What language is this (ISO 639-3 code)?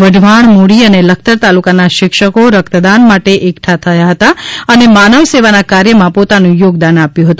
guj